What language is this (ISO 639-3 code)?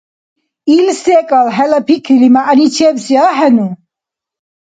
dar